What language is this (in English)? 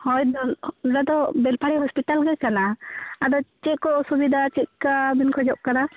Santali